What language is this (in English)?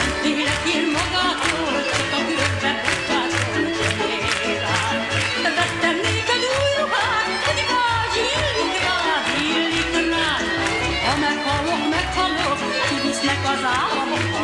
Romanian